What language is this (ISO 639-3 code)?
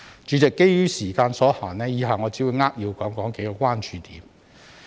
yue